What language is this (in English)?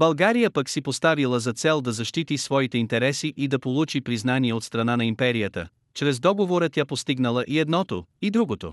Bulgarian